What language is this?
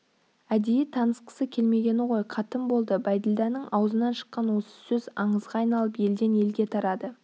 Kazakh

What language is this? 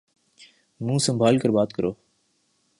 Urdu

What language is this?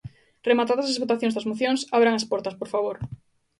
Galician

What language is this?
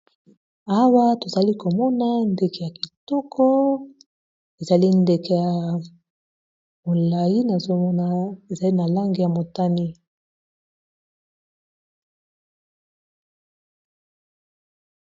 Lingala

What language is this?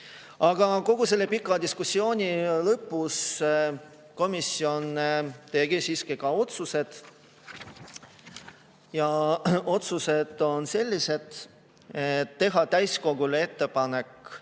Estonian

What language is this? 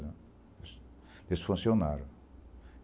Portuguese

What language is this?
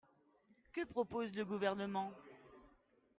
French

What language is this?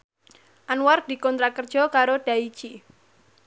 Javanese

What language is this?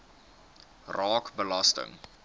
Afrikaans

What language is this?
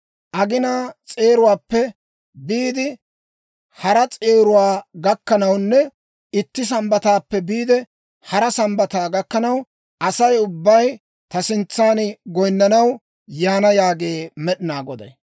Dawro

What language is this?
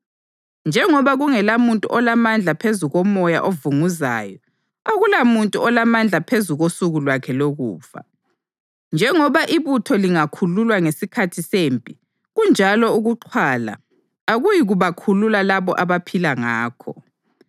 North Ndebele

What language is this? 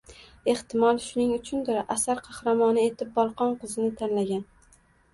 Uzbek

